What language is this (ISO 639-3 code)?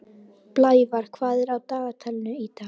isl